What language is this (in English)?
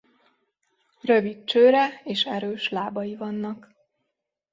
Hungarian